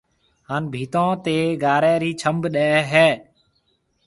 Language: Marwari (Pakistan)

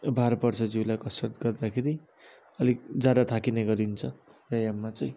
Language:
Nepali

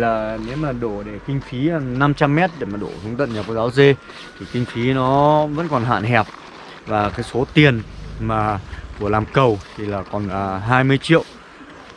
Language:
Vietnamese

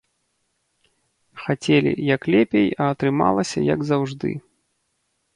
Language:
Belarusian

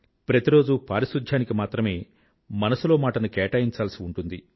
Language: Telugu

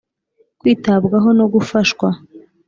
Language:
Kinyarwanda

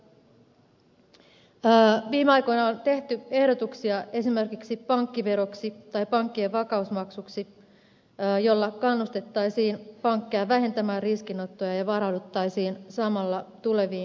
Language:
Finnish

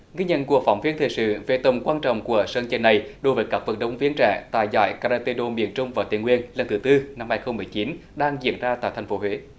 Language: Vietnamese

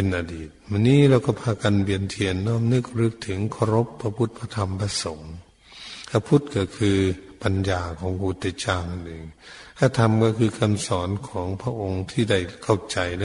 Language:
Thai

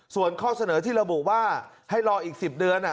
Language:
Thai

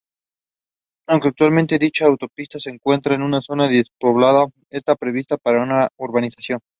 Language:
Spanish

